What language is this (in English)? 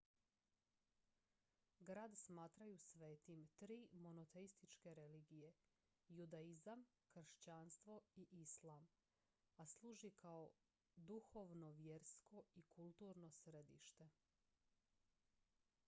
Croatian